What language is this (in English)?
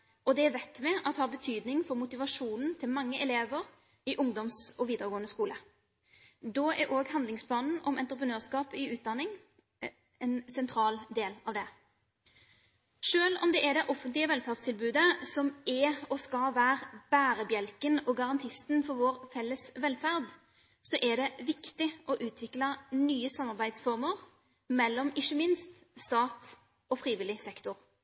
Norwegian Bokmål